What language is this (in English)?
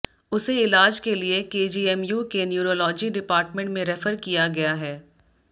Hindi